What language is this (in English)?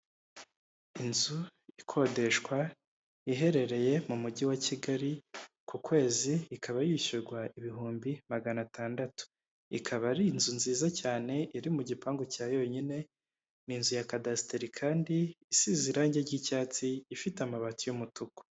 Kinyarwanda